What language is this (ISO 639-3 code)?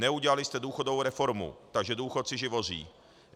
ces